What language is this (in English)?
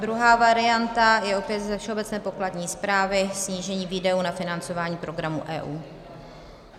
Czech